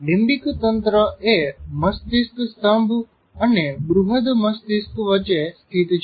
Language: Gujarati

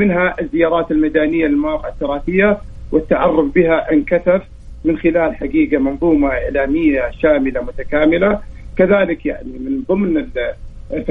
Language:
Arabic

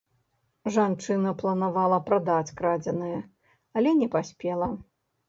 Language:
Belarusian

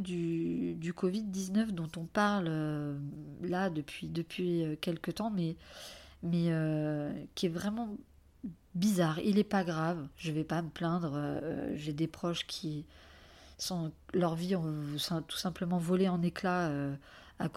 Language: French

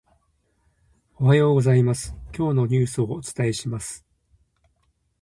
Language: Japanese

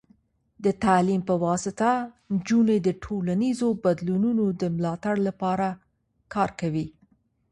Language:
Pashto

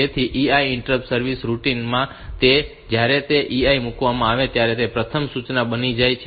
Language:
Gujarati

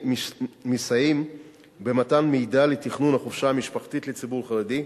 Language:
Hebrew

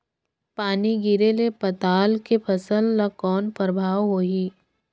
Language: Chhattisgarhi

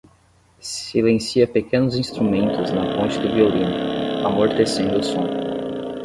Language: Portuguese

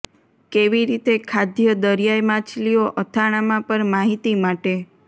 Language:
Gujarati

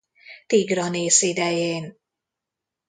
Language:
Hungarian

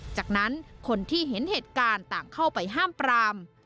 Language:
Thai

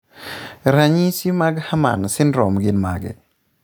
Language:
Luo (Kenya and Tanzania)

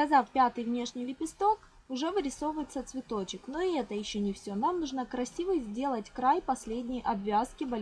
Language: Russian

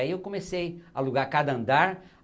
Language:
Portuguese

